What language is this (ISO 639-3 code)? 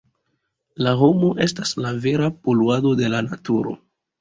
epo